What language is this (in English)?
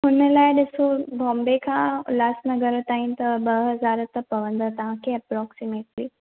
Sindhi